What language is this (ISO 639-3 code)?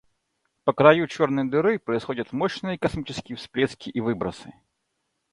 rus